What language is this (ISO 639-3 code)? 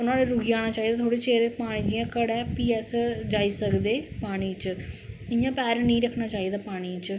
doi